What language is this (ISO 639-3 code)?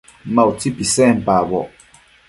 mcf